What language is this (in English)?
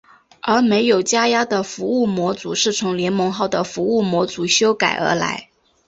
Chinese